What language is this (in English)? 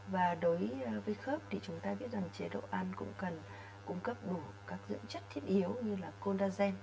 Vietnamese